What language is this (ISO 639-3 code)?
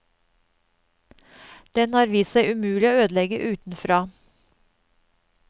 nor